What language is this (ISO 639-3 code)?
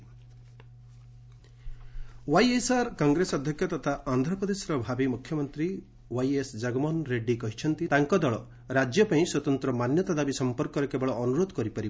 ori